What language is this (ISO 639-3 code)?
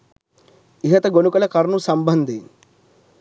sin